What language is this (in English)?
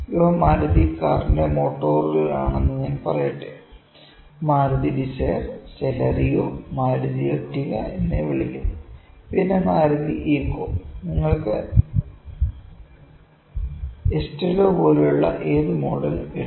Malayalam